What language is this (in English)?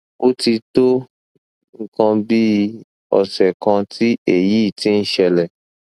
Yoruba